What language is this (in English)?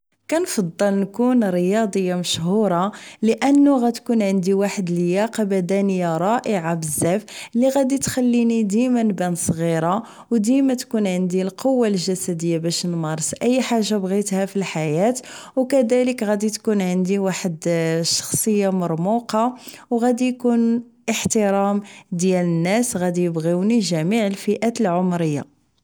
Moroccan Arabic